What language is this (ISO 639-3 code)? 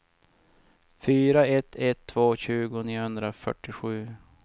swe